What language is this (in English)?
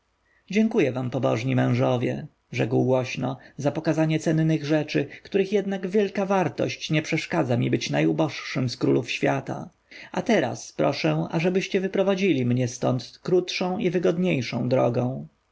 Polish